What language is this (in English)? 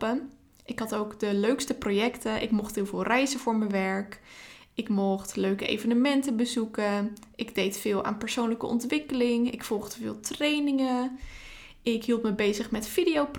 Dutch